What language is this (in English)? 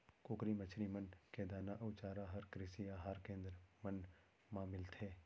Chhattisgarhi